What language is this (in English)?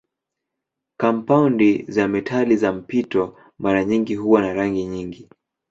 Swahili